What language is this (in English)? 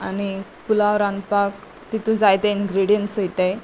Konkani